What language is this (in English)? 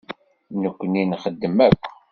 Kabyle